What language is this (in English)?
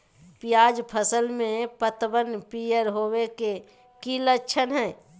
Magahi